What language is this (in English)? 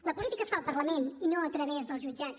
Catalan